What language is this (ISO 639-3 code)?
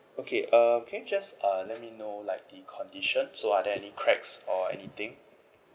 eng